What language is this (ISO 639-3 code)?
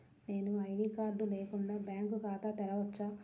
tel